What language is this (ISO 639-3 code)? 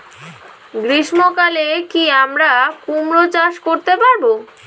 ben